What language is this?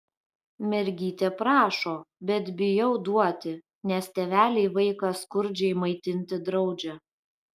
Lithuanian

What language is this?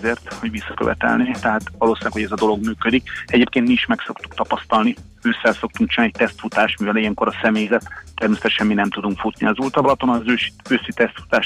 Hungarian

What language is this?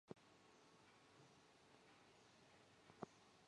Chinese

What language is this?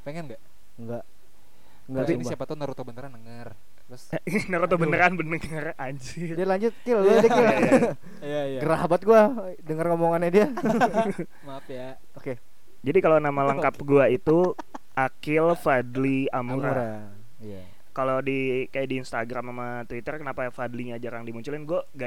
Indonesian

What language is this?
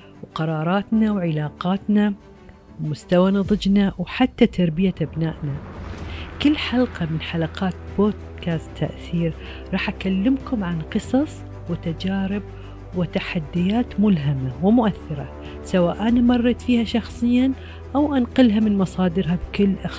Arabic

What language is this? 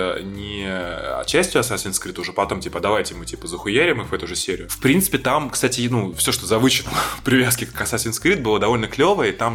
Russian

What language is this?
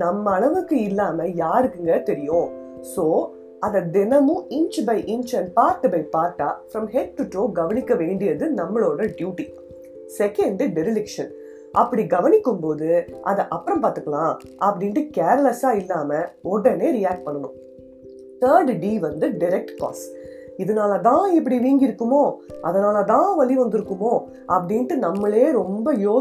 Tamil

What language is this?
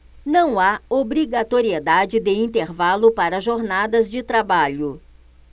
Portuguese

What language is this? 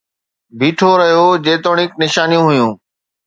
Sindhi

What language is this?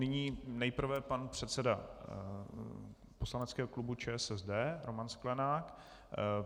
Czech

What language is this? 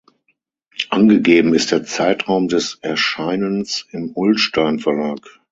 German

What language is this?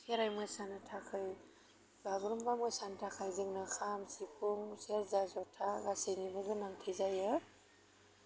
Bodo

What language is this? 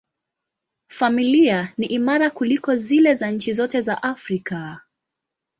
Swahili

